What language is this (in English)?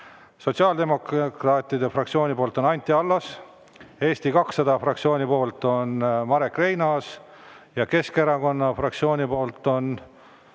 Estonian